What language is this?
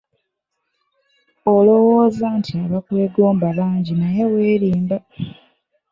Ganda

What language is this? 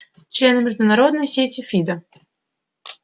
Russian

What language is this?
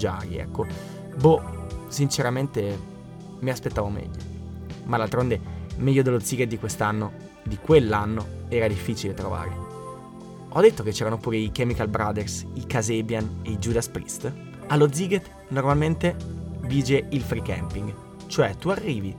Italian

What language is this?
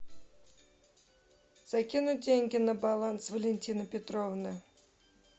Russian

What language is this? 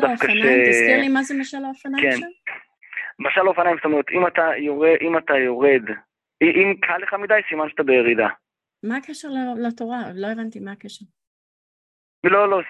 Hebrew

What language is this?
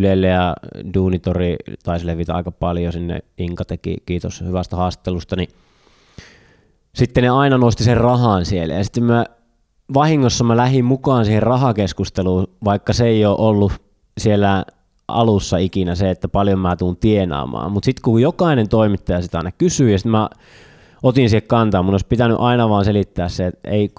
Finnish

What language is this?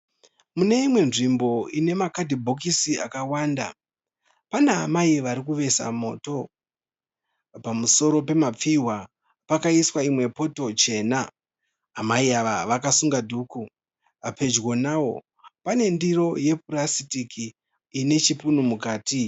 Shona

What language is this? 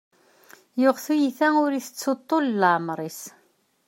Kabyle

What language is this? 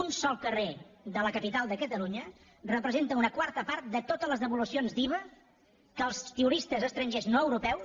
Catalan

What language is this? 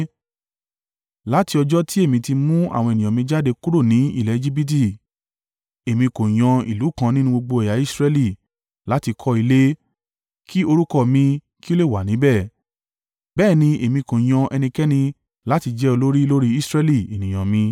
Yoruba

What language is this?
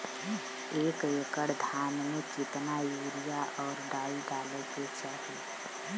Bhojpuri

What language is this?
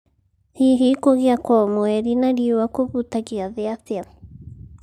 Kikuyu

